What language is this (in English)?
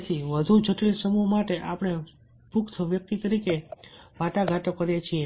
Gujarati